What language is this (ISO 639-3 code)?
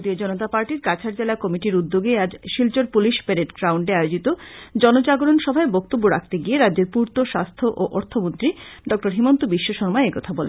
ben